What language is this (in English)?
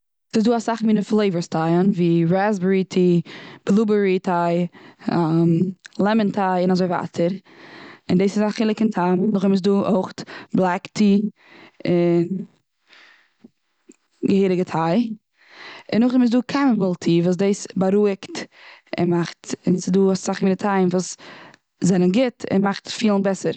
Yiddish